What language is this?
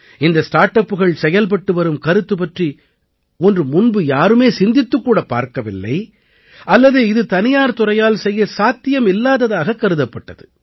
Tamil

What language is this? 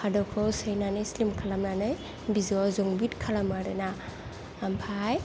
Bodo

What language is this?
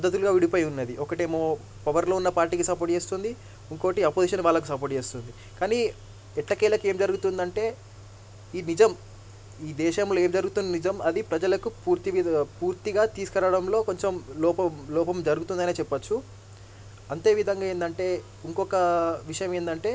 Telugu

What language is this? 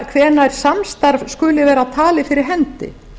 Icelandic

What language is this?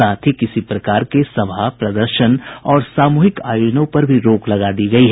Hindi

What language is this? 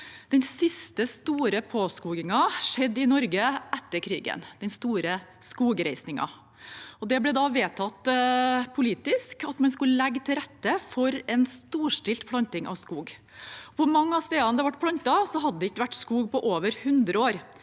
Norwegian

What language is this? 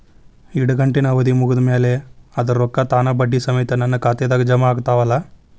Kannada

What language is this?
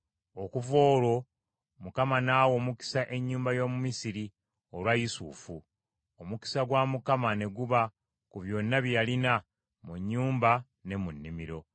Ganda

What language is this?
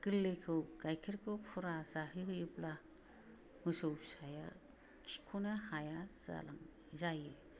Bodo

